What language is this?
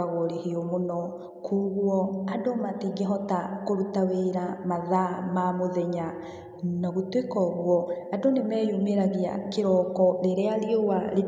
Kikuyu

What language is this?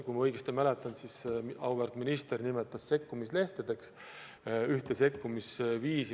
Estonian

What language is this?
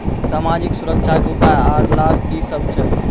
Maithili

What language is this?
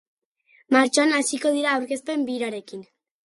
Basque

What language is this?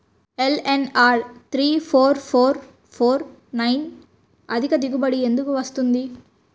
Telugu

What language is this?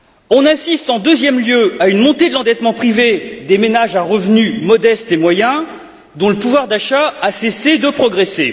French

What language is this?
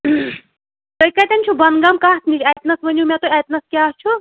Kashmiri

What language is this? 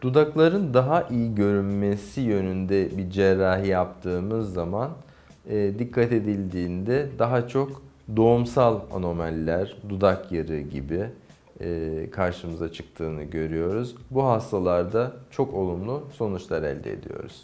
Turkish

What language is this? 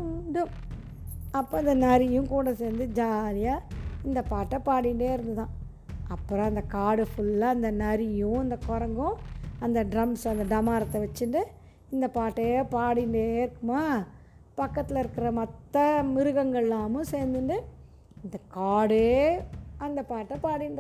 Tamil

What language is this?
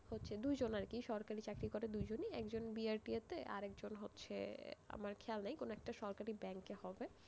Bangla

